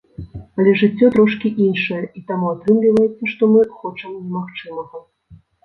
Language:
Belarusian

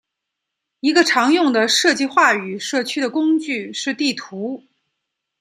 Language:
Chinese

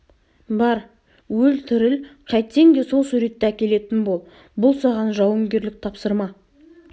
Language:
Kazakh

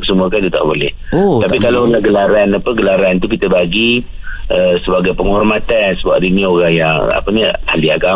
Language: Malay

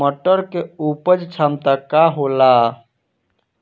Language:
Bhojpuri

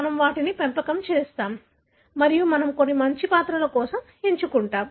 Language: Telugu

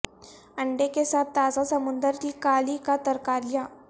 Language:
Urdu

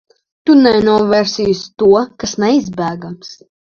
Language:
Latvian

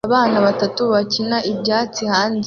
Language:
Kinyarwanda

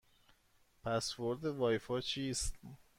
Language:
Persian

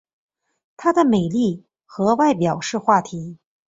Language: Chinese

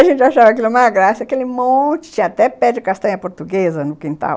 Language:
Portuguese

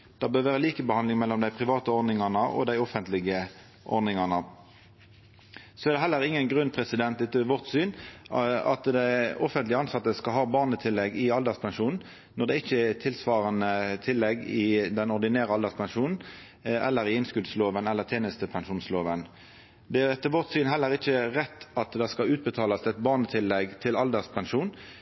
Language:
Norwegian Nynorsk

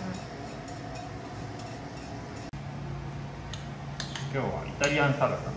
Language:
Japanese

